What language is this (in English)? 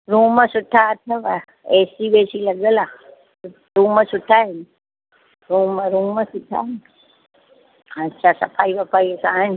Sindhi